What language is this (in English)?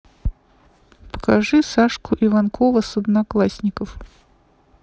Russian